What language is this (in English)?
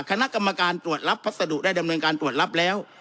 Thai